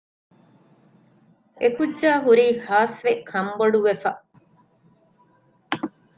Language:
Divehi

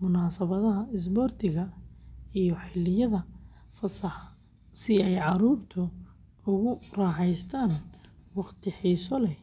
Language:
Somali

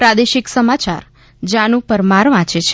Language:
Gujarati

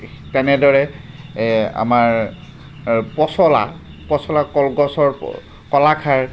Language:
Assamese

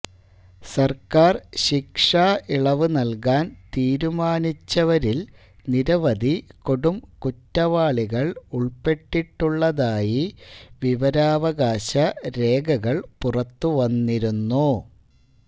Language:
Malayalam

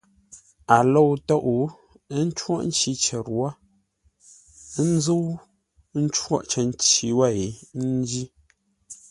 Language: Ngombale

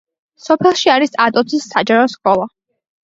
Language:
Georgian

